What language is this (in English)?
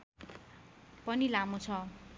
Nepali